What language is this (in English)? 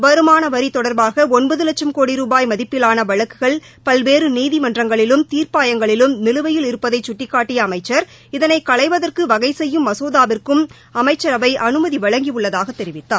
Tamil